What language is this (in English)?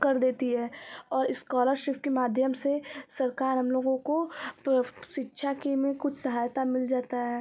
Hindi